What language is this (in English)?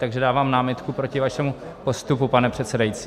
Czech